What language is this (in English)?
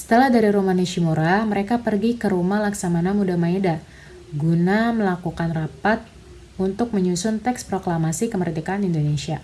Indonesian